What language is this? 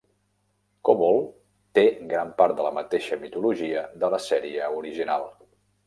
Catalan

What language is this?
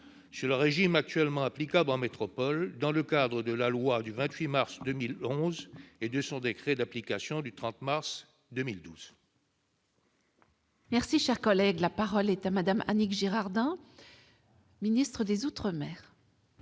French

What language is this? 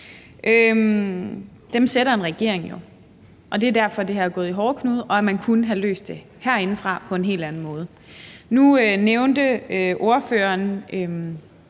Danish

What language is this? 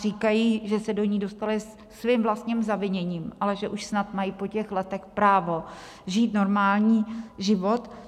Czech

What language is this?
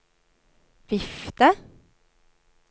Norwegian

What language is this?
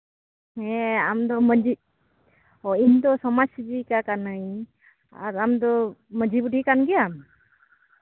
Santali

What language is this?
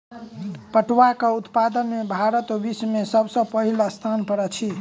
Maithili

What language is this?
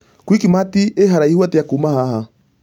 Kikuyu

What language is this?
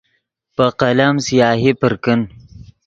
Yidgha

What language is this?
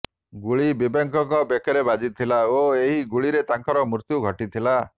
Odia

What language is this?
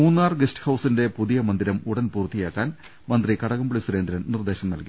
Malayalam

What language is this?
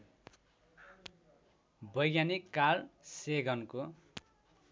Nepali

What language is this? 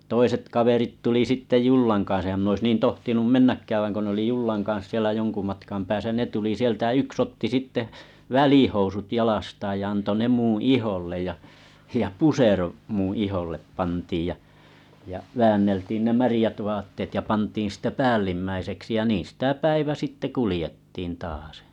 Finnish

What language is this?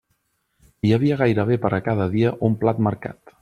Catalan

